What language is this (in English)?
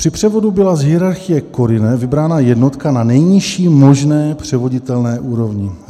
Czech